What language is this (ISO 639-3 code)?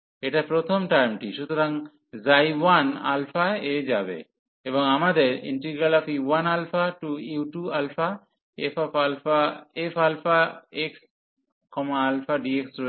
ben